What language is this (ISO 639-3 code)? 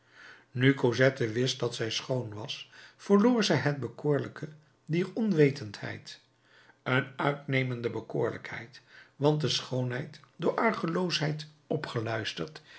nld